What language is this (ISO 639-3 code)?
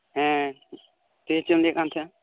sat